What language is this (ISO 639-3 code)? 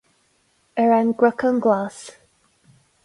gle